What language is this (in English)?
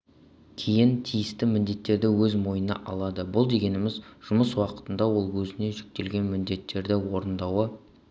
Kazakh